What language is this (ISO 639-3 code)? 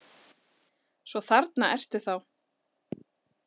isl